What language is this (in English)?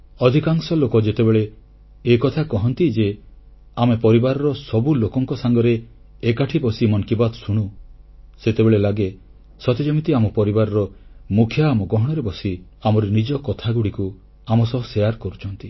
Odia